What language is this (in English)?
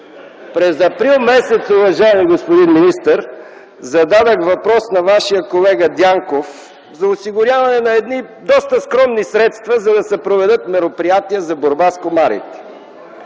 Bulgarian